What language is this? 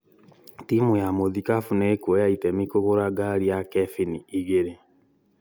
Kikuyu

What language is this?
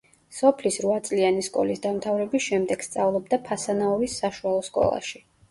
Georgian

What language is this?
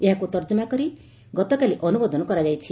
Odia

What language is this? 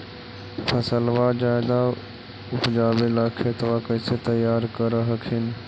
Magahi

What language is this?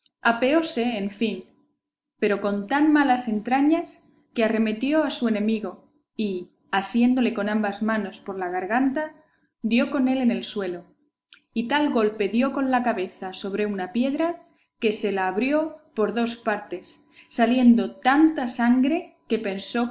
Spanish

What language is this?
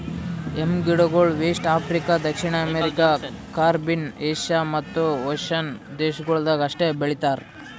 Kannada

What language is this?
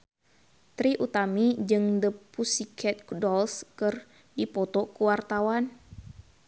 Sundanese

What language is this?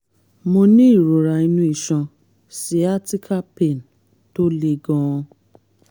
Yoruba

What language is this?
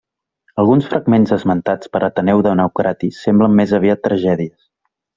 Catalan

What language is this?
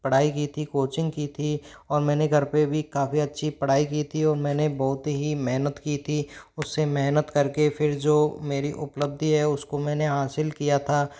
Hindi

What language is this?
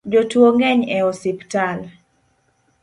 Luo (Kenya and Tanzania)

